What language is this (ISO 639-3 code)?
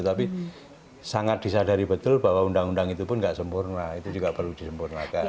ind